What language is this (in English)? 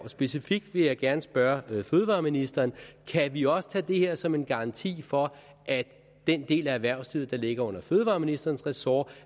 Danish